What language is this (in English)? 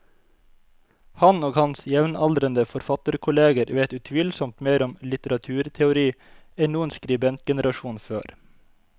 Norwegian